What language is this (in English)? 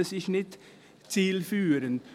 Swiss German